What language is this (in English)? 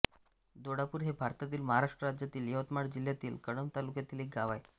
Marathi